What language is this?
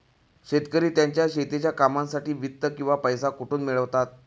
Marathi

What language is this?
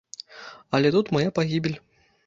Belarusian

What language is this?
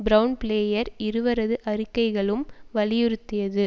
Tamil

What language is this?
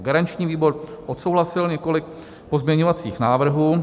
Czech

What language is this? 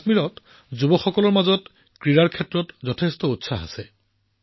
Assamese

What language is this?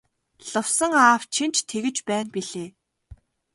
Mongolian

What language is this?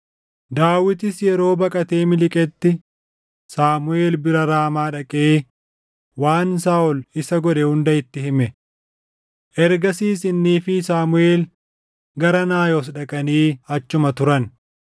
Oromo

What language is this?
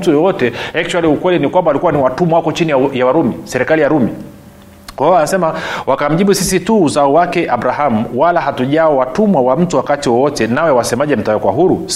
Swahili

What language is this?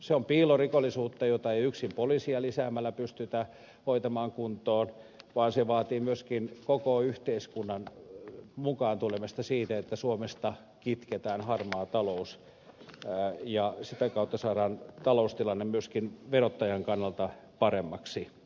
Finnish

